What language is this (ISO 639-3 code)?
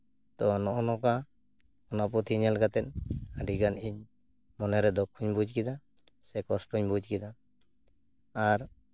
sat